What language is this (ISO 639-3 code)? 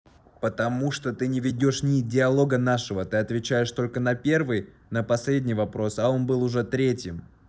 rus